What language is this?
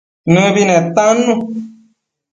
Matsés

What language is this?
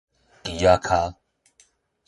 Min Nan Chinese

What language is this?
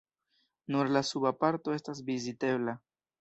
Esperanto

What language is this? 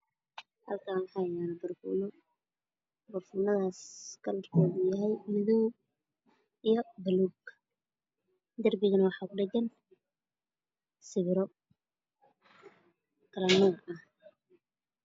Somali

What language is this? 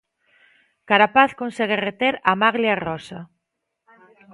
Galician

